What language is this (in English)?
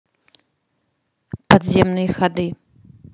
Russian